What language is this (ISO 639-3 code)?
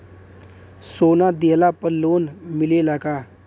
bho